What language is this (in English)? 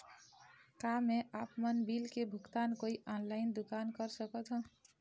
Chhattisgarhi